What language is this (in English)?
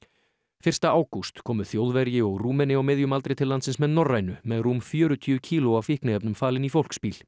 Icelandic